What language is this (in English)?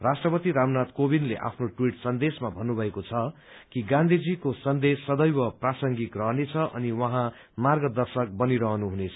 Nepali